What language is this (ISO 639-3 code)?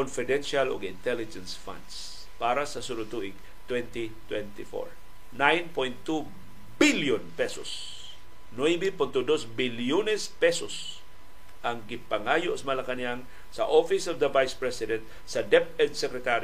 fil